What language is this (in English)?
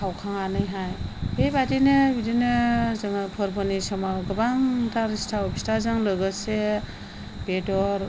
Bodo